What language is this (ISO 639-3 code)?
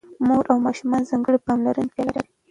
pus